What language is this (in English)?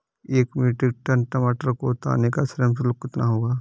Hindi